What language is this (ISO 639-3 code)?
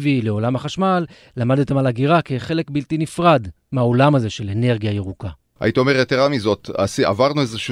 heb